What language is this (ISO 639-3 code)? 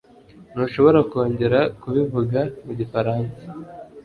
kin